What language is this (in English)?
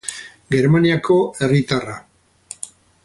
Basque